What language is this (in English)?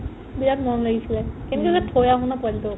Assamese